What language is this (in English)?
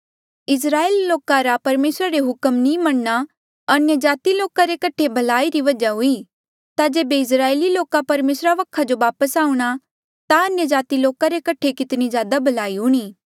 Mandeali